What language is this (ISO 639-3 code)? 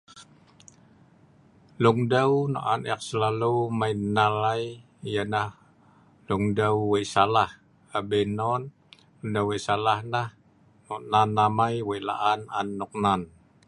snv